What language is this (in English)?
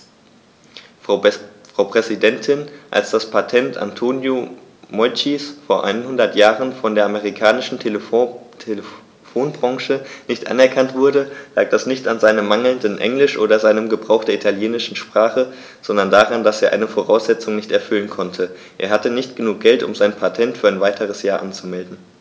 German